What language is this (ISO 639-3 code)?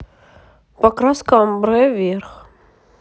rus